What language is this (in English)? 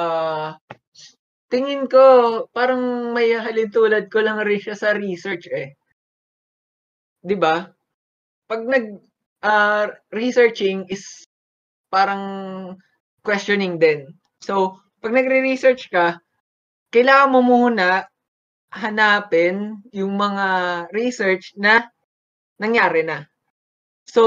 Filipino